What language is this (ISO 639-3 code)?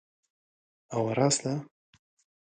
ckb